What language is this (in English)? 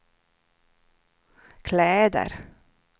Swedish